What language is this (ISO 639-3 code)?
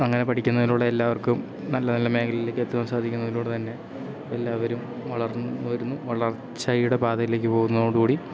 mal